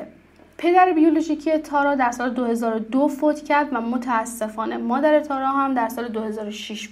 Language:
Persian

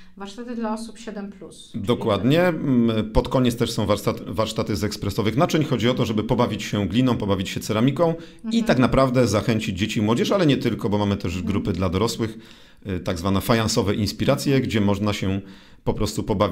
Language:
Polish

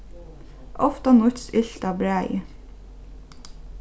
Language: Faroese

